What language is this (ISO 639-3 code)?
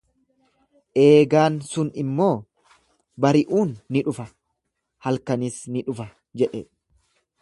orm